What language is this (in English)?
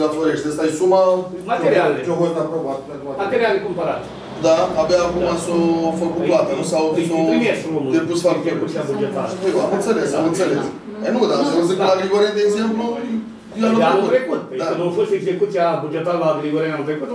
Romanian